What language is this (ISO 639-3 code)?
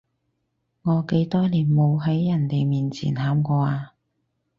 yue